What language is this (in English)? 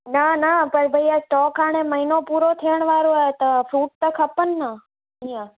Sindhi